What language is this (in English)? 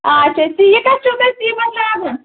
Kashmiri